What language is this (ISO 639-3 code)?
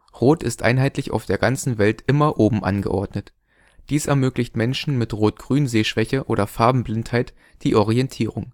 deu